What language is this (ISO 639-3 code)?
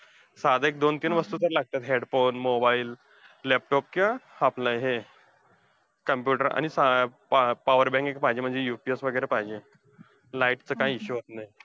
mar